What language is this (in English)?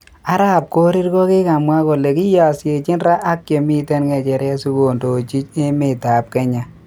Kalenjin